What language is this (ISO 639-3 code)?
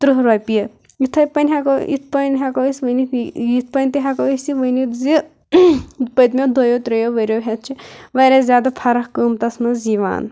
kas